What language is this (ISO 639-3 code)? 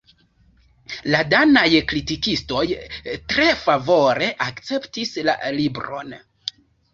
epo